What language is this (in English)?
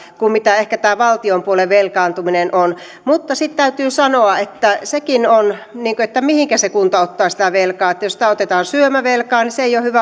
Finnish